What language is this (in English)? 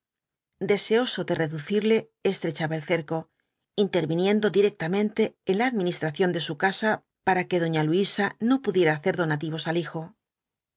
Spanish